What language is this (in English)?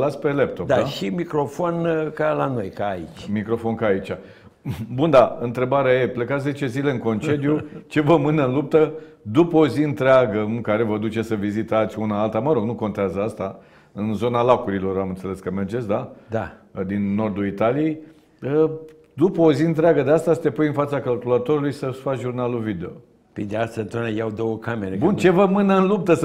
Romanian